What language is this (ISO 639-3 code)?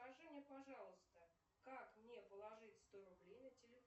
rus